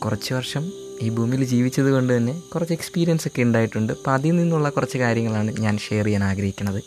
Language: Malayalam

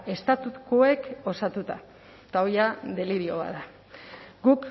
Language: Basque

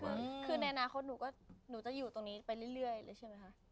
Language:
Thai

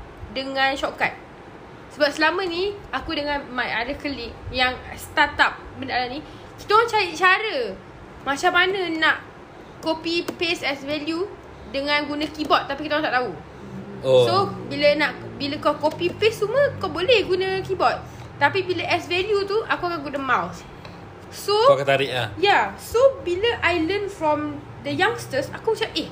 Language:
Malay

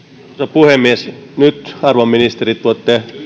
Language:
Finnish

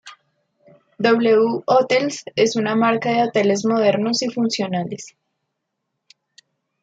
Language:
Spanish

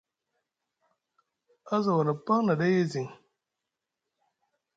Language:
Musgu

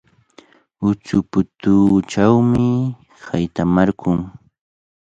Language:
Cajatambo North Lima Quechua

